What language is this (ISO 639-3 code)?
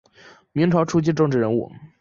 zho